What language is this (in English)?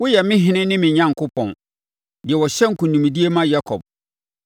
Akan